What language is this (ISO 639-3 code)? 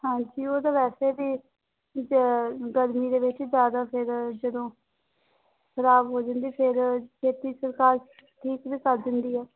pan